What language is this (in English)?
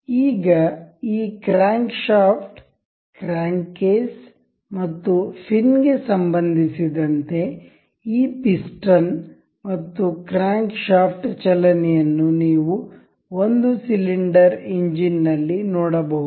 Kannada